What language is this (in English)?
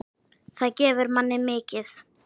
Icelandic